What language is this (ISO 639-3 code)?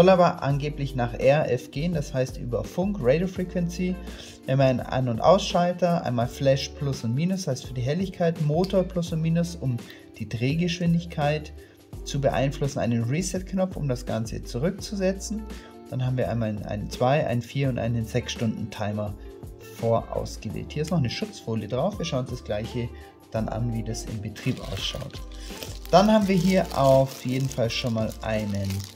deu